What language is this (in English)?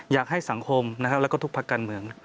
Thai